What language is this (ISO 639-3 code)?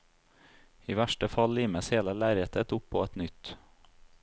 nor